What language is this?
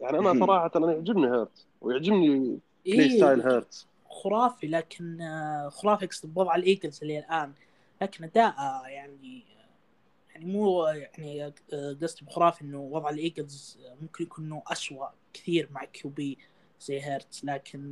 Arabic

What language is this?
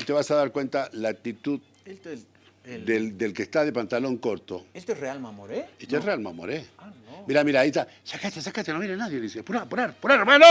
Spanish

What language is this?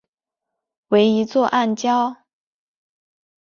Chinese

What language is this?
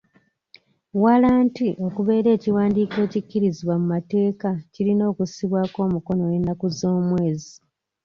Ganda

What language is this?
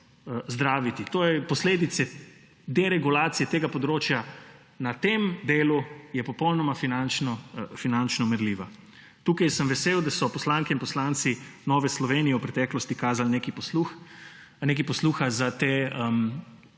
Slovenian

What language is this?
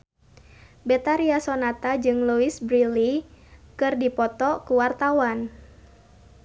Sundanese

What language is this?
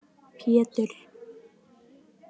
Icelandic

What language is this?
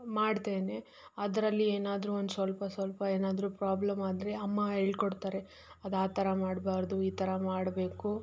Kannada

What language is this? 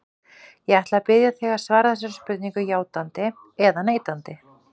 Icelandic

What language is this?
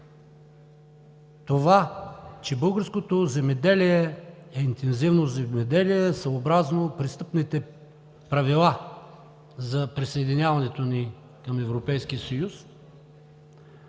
Bulgarian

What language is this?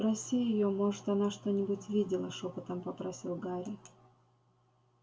Russian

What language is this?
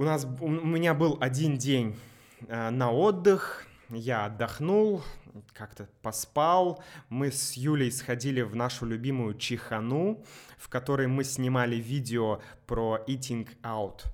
Russian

